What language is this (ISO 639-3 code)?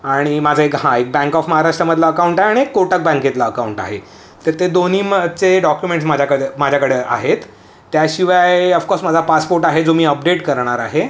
mar